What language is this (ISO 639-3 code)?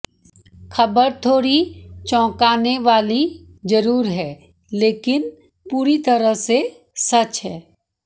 hin